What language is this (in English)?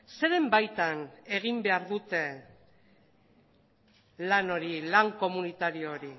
Basque